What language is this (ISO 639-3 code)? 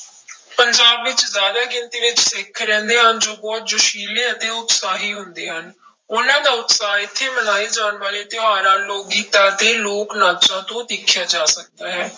pan